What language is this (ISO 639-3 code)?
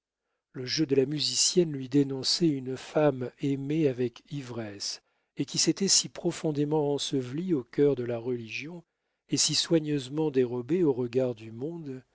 fra